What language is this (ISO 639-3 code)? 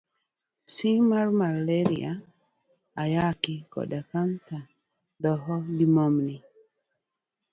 luo